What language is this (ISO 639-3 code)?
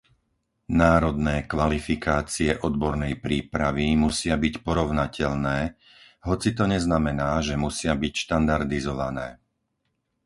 slk